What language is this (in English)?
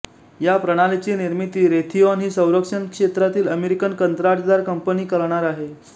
Marathi